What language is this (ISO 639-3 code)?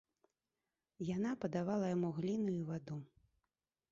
bel